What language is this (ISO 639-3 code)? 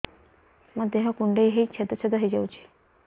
ori